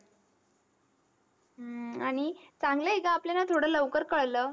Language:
Marathi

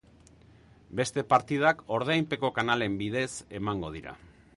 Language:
Basque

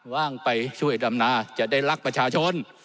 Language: Thai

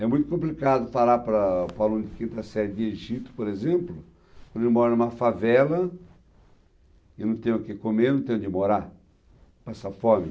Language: Portuguese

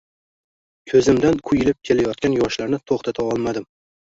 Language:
Uzbek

